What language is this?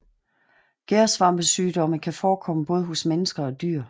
Danish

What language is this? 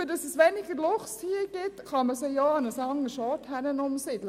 Swiss German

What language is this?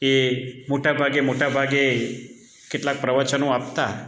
Gujarati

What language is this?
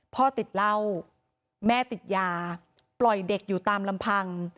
Thai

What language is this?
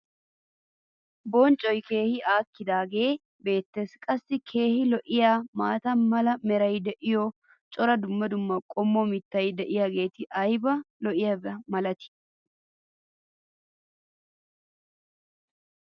Wolaytta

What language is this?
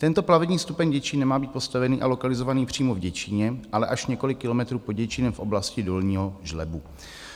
Czech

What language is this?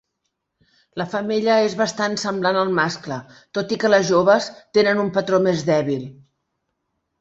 Catalan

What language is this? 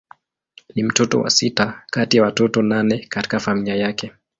Swahili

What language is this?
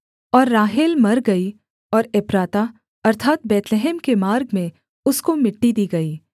Hindi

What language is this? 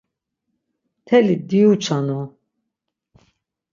Laz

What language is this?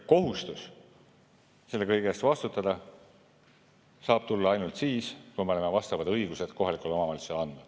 Estonian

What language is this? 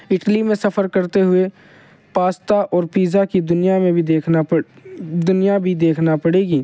Urdu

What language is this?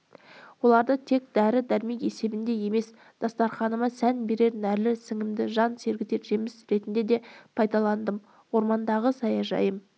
Kazakh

